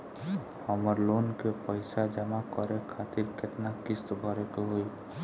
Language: Bhojpuri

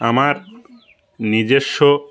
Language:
Bangla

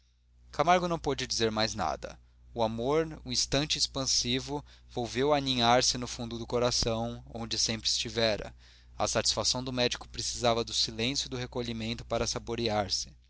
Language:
Portuguese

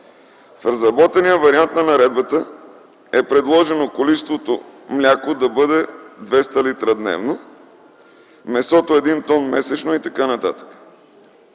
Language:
Bulgarian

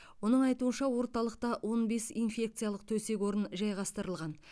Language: Kazakh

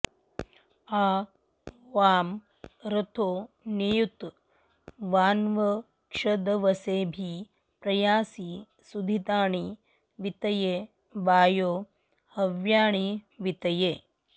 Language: Sanskrit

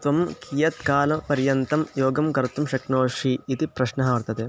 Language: Sanskrit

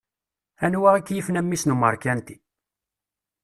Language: Kabyle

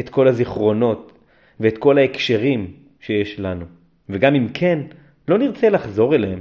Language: Hebrew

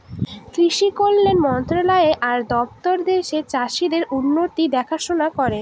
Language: Bangla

